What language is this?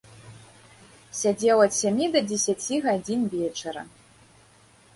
Belarusian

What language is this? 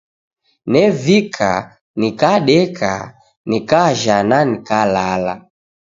Taita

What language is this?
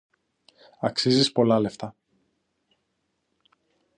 Greek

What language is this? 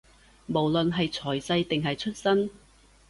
Cantonese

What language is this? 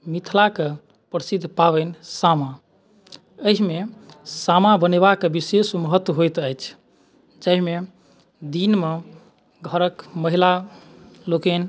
Maithili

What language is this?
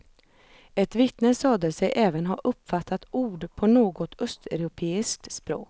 Swedish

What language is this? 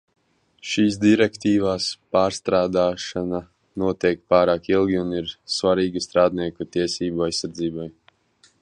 Latvian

